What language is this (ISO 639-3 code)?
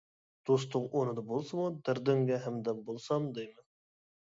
uig